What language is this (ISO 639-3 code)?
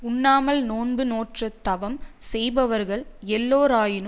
tam